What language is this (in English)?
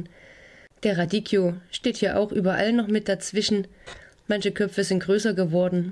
German